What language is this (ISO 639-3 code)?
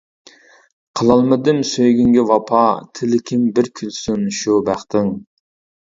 uig